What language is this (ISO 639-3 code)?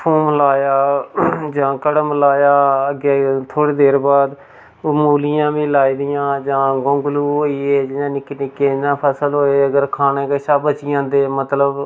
doi